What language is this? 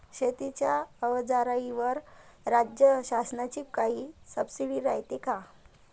Marathi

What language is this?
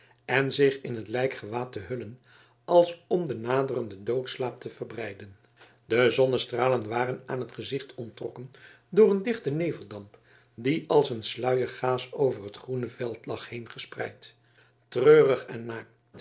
Dutch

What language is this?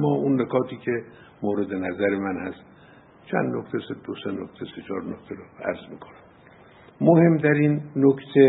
Persian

